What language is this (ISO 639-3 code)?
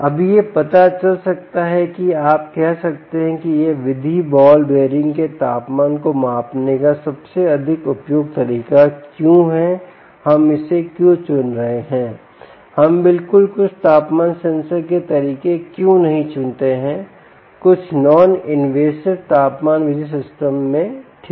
hin